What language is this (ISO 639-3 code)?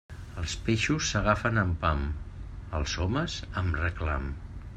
cat